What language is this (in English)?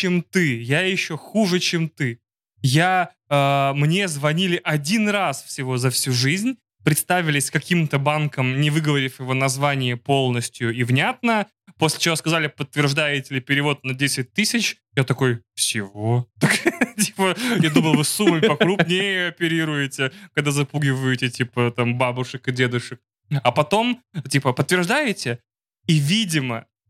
Russian